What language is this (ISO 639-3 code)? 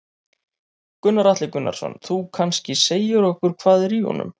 isl